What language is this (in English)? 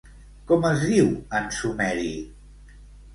Catalan